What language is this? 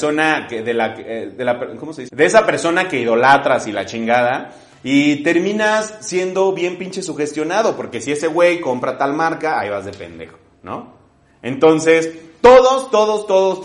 Spanish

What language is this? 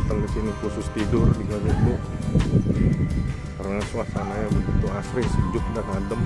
Indonesian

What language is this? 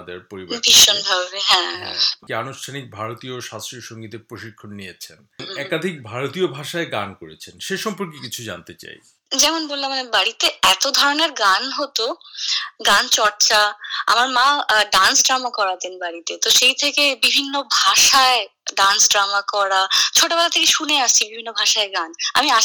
Bangla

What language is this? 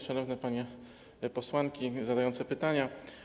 Polish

